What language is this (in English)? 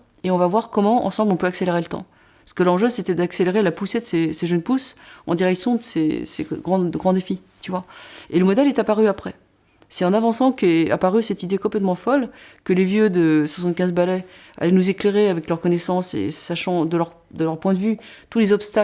French